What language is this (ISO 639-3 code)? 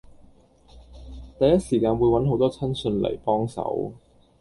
yue